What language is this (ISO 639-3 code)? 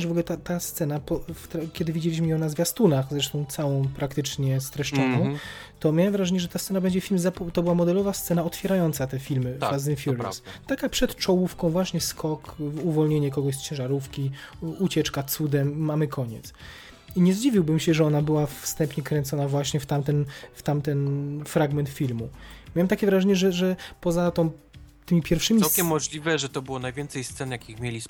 pol